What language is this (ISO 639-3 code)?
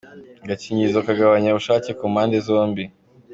kin